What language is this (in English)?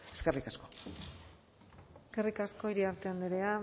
Basque